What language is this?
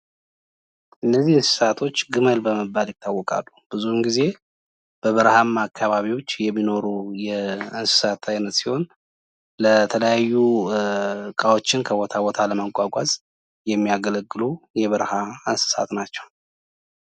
Amharic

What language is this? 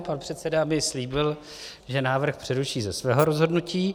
Czech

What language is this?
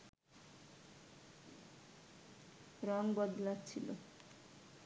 Bangla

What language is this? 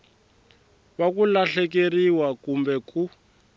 Tsonga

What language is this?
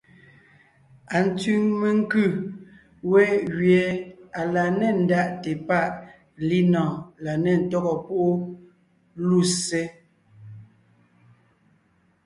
Ngiemboon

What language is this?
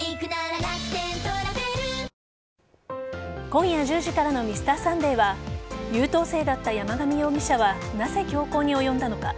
Japanese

